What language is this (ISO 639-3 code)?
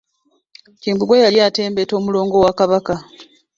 lug